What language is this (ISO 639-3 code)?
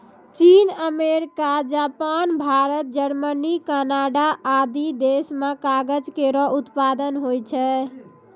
mai